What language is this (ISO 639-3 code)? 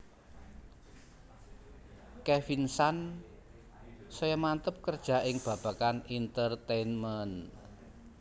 jav